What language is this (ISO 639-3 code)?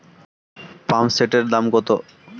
ben